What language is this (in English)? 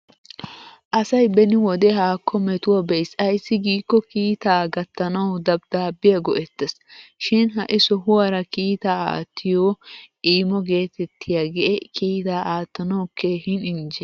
Wolaytta